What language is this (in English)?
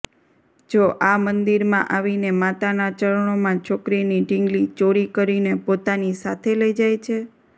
Gujarati